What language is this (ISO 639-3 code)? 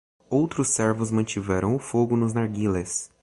por